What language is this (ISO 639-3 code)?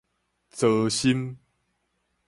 nan